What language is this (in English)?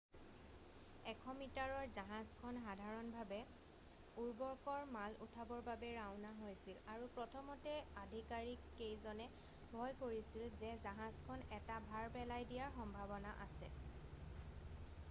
Assamese